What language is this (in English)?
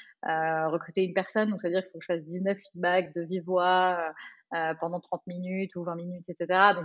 French